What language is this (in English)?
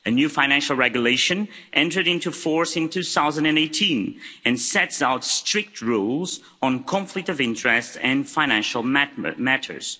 English